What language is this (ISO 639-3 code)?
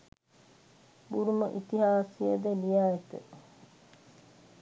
sin